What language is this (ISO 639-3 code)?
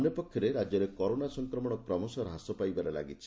ori